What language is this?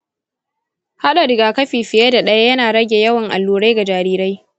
Hausa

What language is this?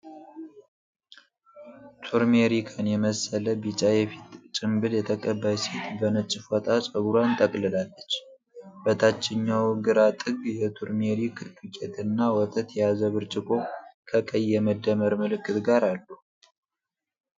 Amharic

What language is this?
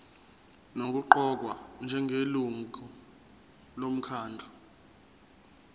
Zulu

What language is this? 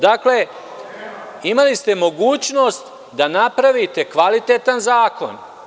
Serbian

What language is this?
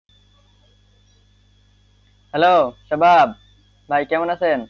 Bangla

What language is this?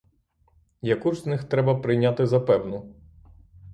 Ukrainian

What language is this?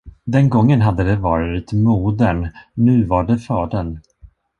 Swedish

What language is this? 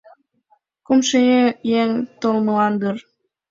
Mari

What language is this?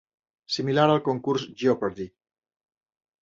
Catalan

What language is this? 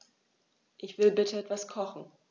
German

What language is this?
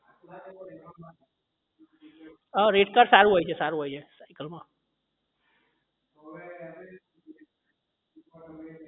Gujarati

